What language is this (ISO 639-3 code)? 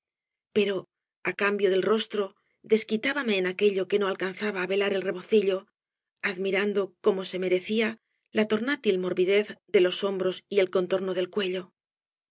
spa